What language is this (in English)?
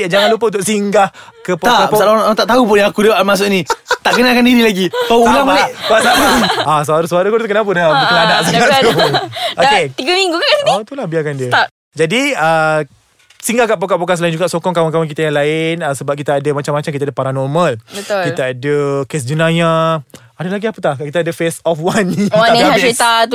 Malay